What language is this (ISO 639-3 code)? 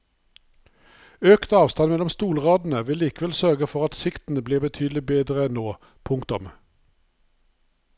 nor